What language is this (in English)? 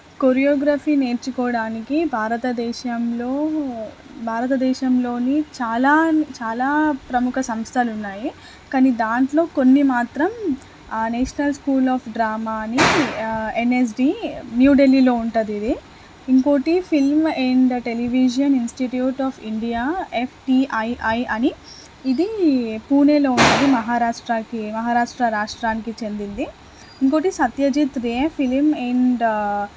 Telugu